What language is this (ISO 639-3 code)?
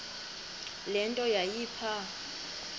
xho